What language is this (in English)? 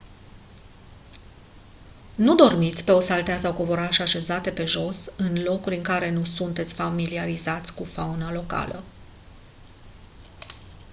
Romanian